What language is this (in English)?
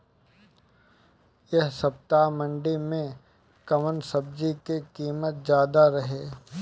Bhojpuri